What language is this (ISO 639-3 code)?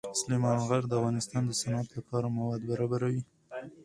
pus